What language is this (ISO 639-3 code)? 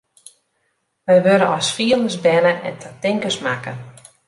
fry